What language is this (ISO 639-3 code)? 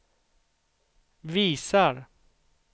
swe